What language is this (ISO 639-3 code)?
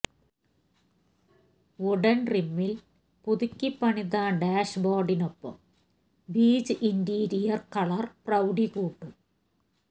mal